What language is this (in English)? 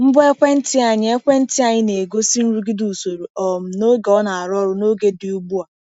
Igbo